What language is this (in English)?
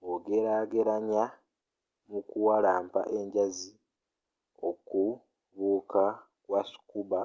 Ganda